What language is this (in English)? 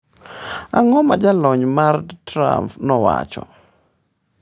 Luo (Kenya and Tanzania)